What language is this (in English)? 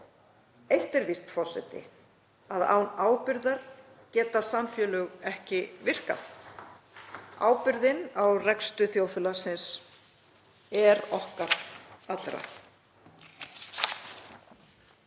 Icelandic